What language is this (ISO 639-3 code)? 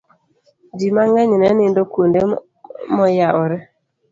luo